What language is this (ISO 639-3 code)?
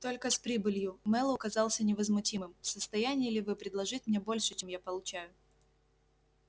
rus